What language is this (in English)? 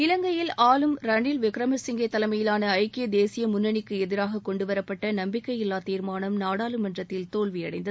Tamil